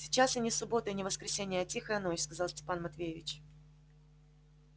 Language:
Russian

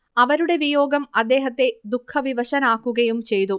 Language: Malayalam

